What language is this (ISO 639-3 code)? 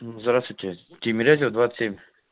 rus